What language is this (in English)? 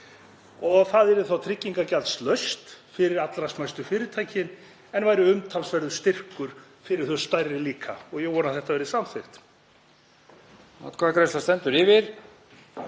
Icelandic